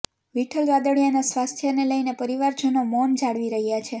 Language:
Gujarati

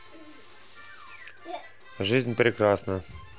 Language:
Russian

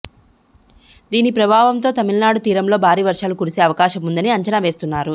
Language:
Telugu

